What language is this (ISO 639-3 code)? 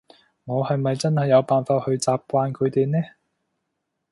yue